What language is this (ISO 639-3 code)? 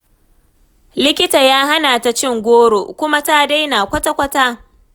hau